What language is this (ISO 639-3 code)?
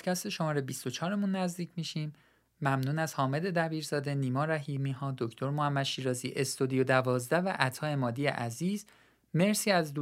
fas